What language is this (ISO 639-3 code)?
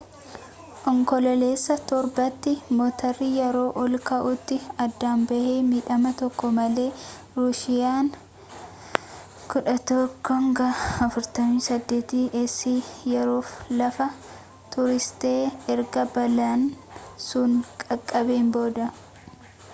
orm